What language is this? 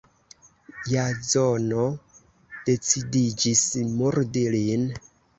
Esperanto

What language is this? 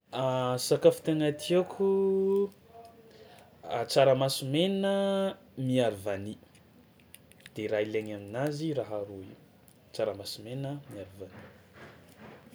Tsimihety Malagasy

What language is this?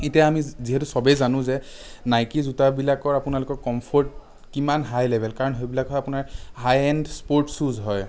Assamese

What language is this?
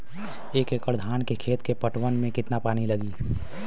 Bhojpuri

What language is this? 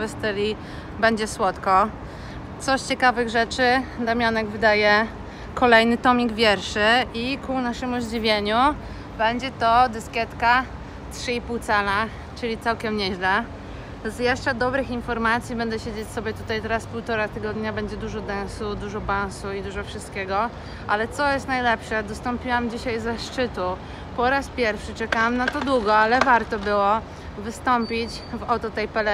Polish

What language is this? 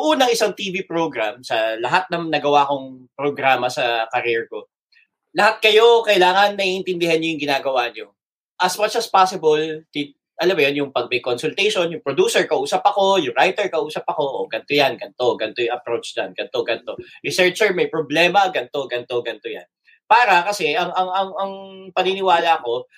Filipino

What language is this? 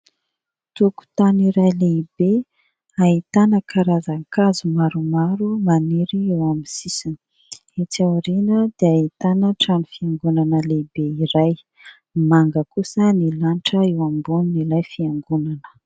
Malagasy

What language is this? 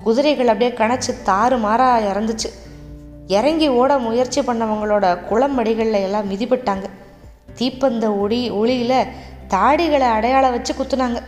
Tamil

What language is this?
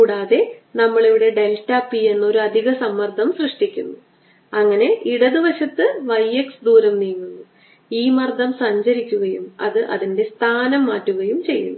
Malayalam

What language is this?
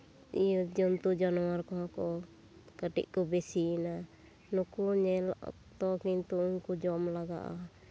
Santali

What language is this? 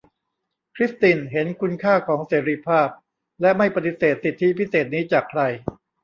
Thai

